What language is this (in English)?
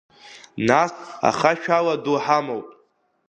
Abkhazian